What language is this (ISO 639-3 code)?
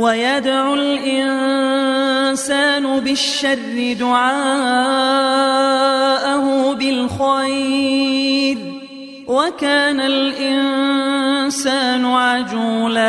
ara